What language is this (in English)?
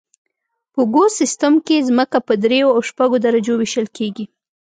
Pashto